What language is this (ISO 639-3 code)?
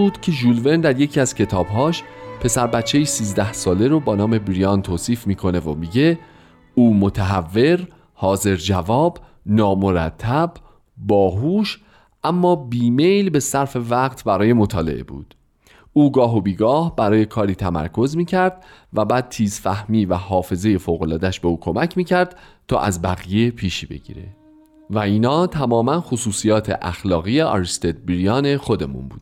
fas